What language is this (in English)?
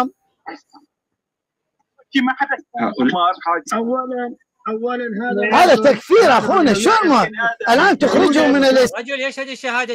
Arabic